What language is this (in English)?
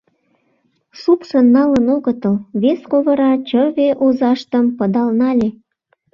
Mari